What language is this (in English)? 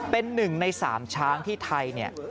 Thai